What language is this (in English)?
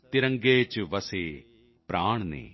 Punjabi